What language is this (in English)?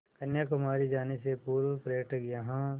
Hindi